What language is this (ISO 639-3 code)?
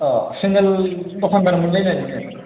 brx